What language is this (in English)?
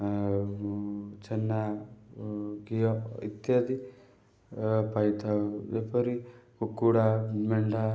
Odia